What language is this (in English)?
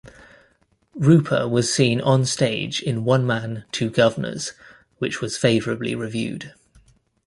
English